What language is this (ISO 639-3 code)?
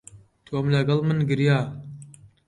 ckb